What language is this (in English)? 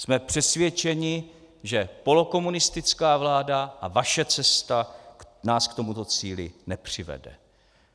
Czech